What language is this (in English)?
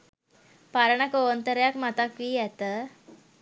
Sinhala